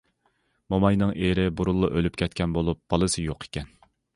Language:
Uyghur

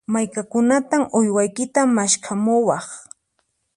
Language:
Puno Quechua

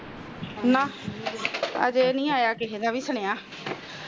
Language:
Punjabi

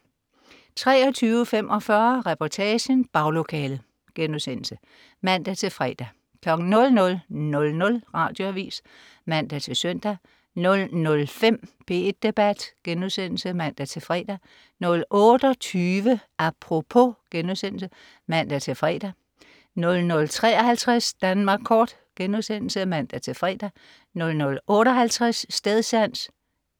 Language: Danish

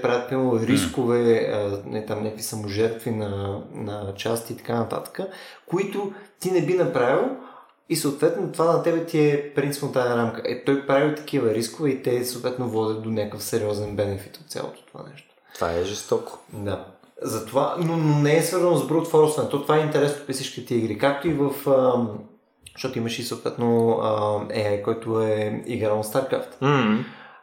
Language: Bulgarian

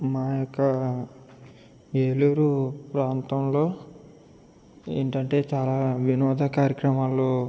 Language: Telugu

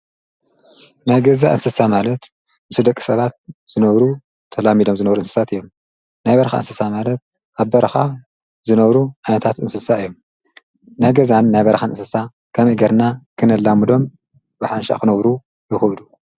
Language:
Tigrinya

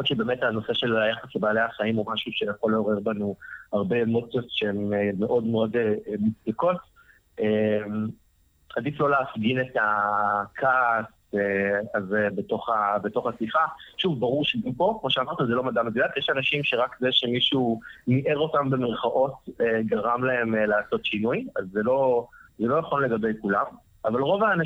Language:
Hebrew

